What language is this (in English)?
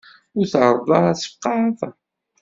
Kabyle